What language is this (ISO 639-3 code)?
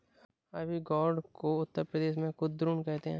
hin